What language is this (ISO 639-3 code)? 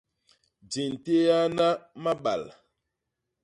bas